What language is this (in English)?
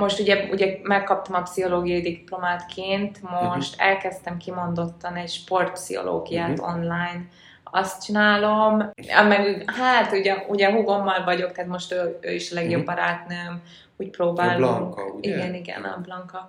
Hungarian